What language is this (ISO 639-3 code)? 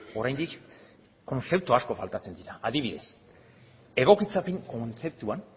eus